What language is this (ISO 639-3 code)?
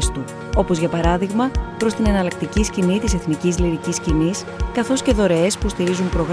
ell